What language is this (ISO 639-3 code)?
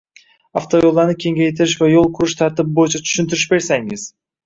uzb